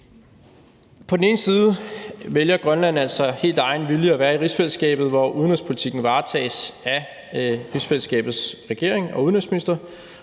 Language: Danish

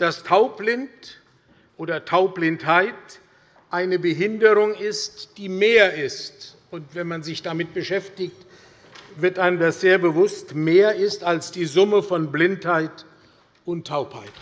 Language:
German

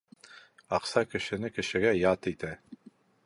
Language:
Bashkir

